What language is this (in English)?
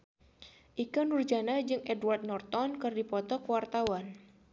Sundanese